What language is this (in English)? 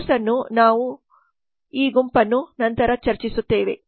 Kannada